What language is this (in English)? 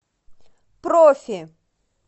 Russian